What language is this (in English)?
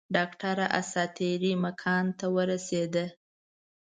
Pashto